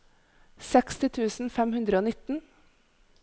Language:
Norwegian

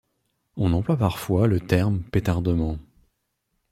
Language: French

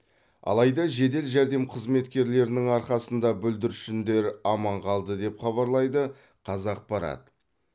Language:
Kazakh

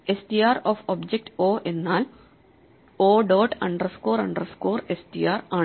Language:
Malayalam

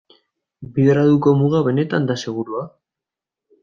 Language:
Basque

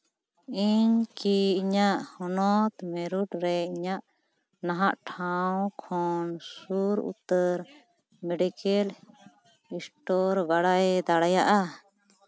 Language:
Santali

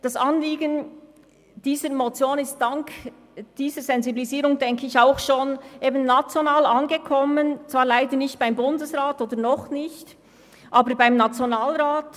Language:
Swiss German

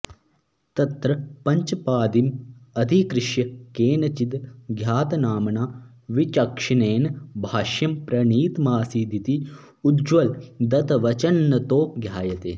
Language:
Sanskrit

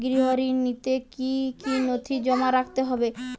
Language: Bangla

